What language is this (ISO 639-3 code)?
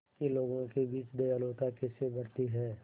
hin